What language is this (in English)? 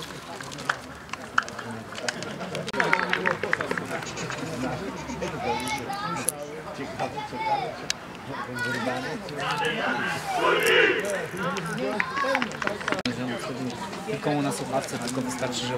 Polish